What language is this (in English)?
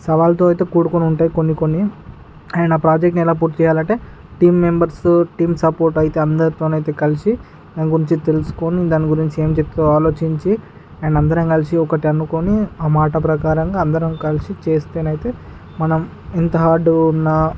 Telugu